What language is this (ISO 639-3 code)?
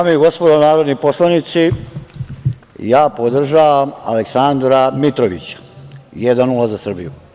srp